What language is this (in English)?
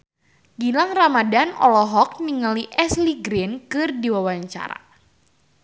Sundanese